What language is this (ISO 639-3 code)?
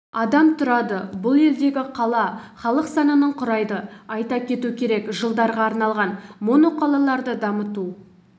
kaz